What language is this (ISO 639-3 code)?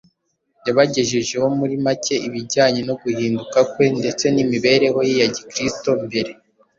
kin